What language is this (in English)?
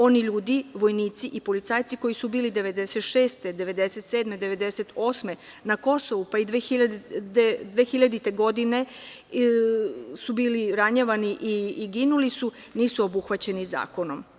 Serbian